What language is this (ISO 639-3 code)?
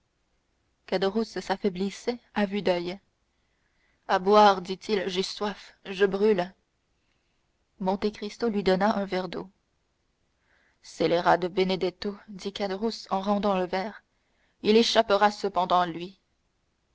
fra